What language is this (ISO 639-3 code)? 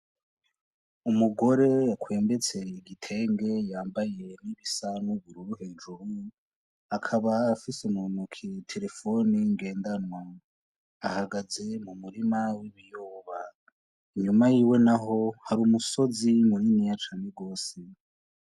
run